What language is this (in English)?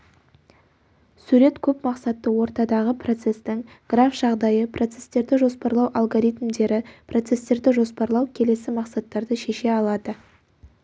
Kazakh